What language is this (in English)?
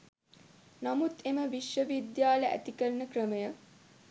Sinhala